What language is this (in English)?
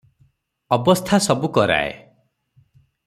Odia